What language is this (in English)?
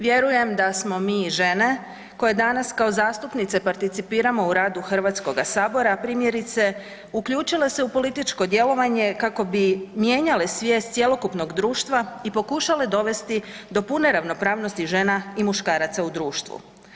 Croatian